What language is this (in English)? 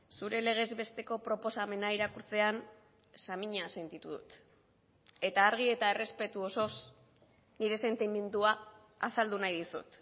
Basque